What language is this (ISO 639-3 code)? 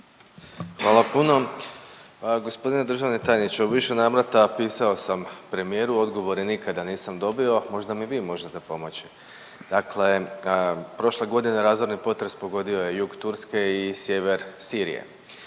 hrv